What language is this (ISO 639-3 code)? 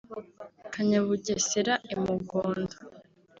kin